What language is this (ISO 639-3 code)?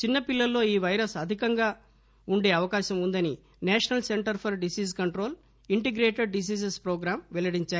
tel